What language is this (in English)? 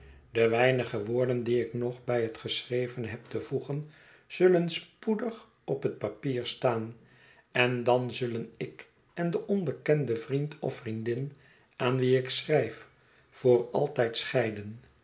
Dutch